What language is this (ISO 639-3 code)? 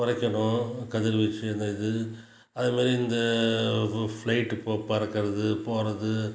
tam